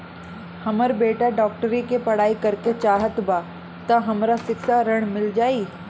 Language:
Bhojpuri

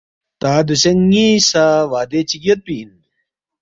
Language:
Balti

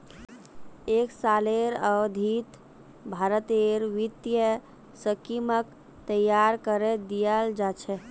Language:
Magahi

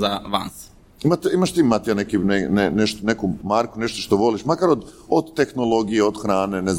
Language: Croatian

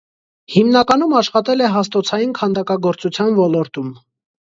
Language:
Armenian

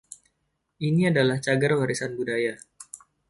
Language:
Indonesian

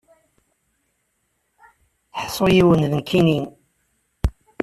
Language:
Kabyle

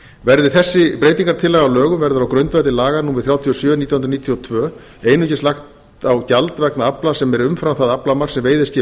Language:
Icelandic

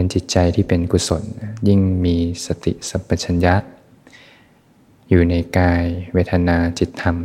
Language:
Thai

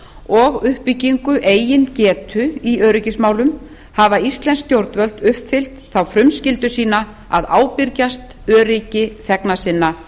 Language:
Icelandic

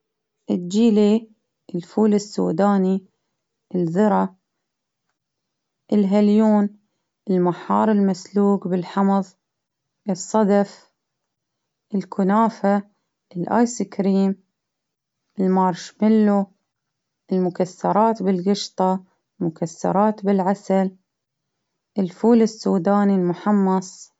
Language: Baharna Arabic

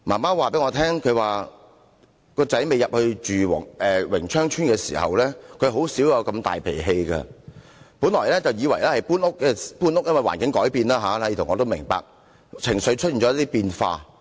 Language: Cantonese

